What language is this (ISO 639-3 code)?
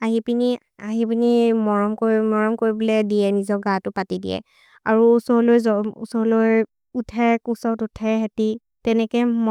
mrr